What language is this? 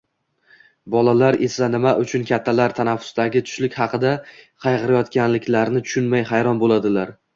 Uzbek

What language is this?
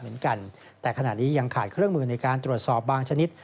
Thai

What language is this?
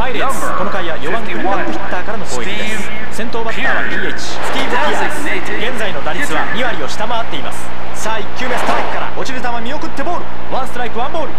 Japanese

